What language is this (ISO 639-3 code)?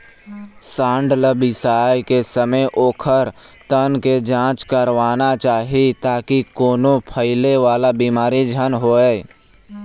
hne